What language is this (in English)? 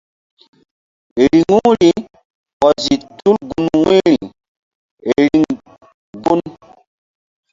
Mbum